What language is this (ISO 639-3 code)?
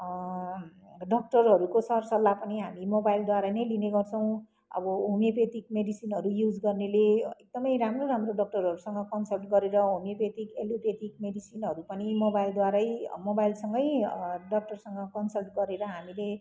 nep